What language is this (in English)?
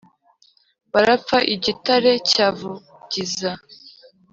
Kinyarwanda